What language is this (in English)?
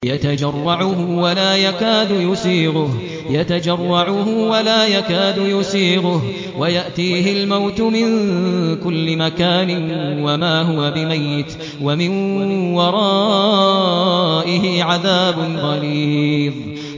Arabic